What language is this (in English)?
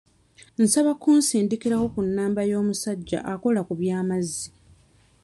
Ganda